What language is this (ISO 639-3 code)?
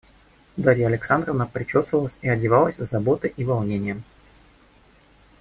rus